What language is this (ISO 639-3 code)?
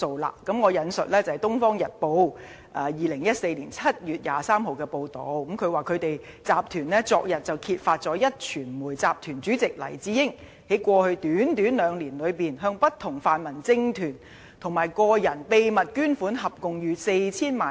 yue